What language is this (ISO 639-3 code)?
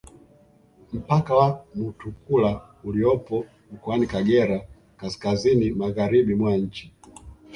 swa